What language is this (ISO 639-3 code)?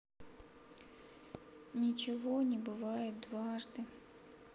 rus